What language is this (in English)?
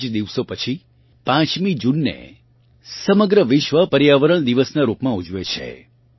Gujarati